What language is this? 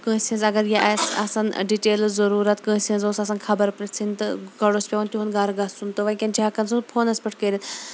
Kashmiri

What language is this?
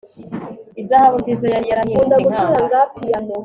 Kinyarwanda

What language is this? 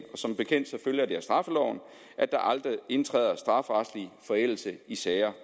Danish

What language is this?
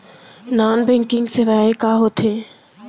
Chhattisgarhi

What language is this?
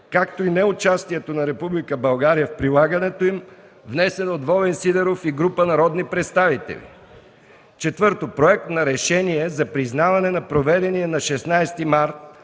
Bulgarian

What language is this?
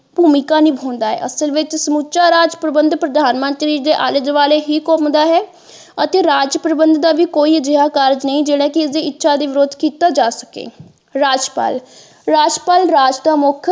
Punjabi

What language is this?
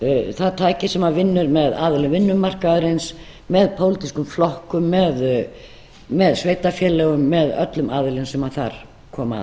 Icelandic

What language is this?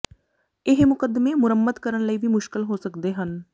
Punjabi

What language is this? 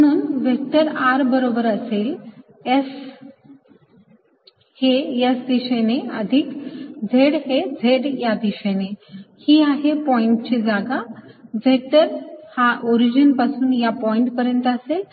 Marathi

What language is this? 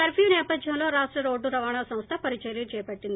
Telugu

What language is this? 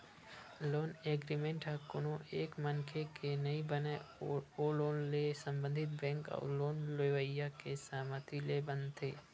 Chhattisgarhi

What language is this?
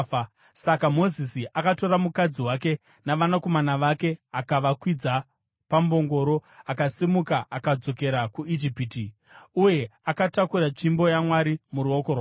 Shona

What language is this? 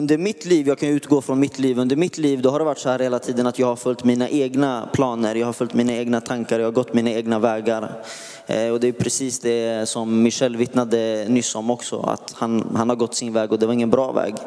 Swedish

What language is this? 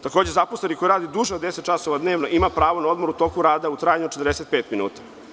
Serbian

